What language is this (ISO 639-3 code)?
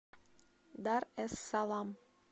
rus